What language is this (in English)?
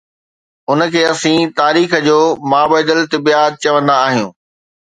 Sindhi